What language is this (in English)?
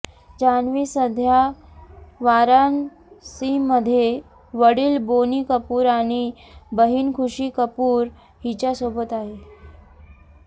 Marathi